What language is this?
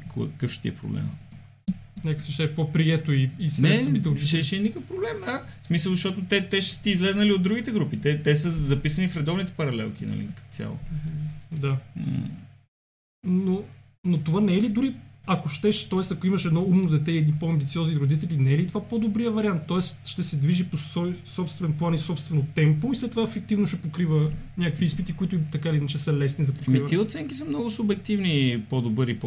Bulgarian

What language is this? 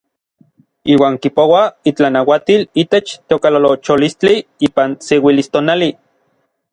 Orizaba Nahuatl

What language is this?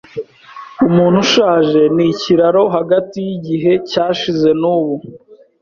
Kinyarwanda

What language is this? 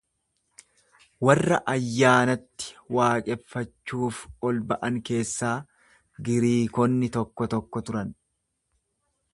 Oromo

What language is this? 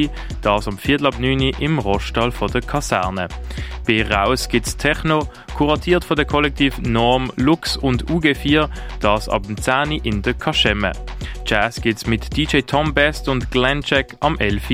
German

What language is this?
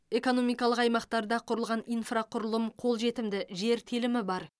Kazakh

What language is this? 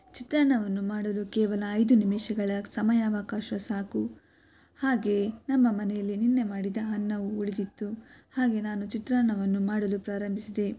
Kannada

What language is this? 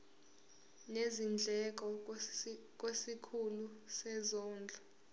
Zulu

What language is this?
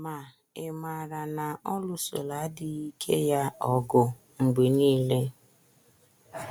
Igbo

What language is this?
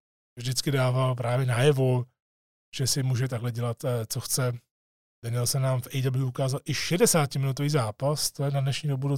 Czech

